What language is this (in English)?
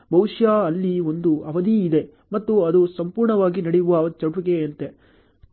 Kannada